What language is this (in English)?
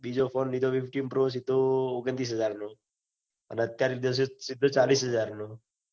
Gujarati